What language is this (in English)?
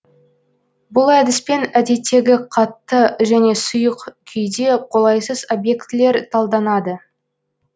Kazakh